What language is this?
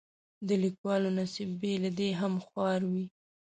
Pashto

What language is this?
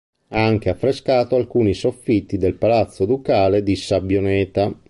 Italian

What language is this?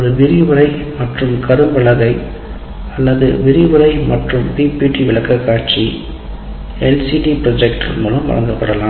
Tamil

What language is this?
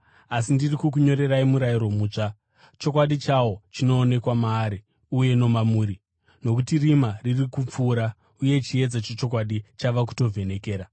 Shona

